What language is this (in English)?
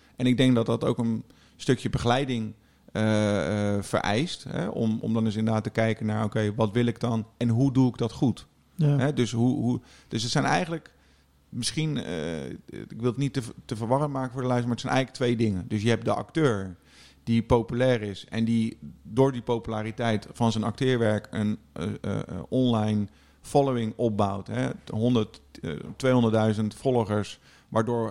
Dutch